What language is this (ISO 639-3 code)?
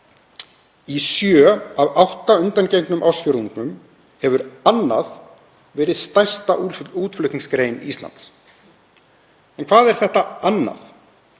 isl